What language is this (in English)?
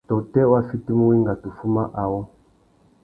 Tuki